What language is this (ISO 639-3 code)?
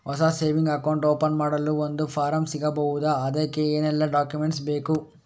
kan